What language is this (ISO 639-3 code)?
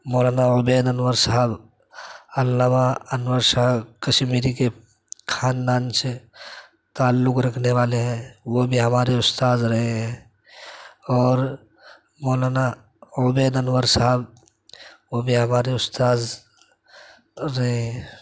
urd